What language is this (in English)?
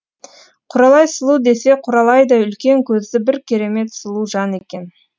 Kazakh